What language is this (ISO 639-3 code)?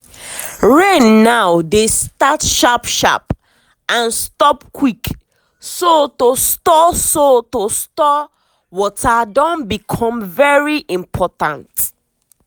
pcm